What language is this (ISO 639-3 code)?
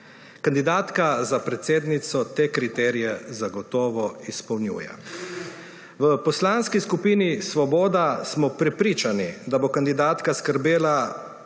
slv